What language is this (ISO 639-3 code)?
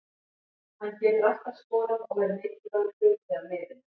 isl